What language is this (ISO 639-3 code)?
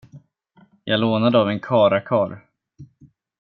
swe